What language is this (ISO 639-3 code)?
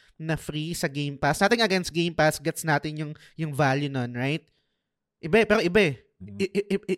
fil